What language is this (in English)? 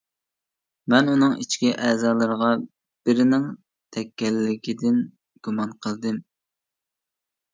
Uyghur